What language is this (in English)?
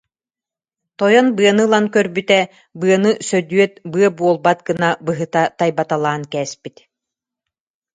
Yakut